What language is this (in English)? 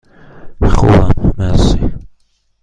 Persian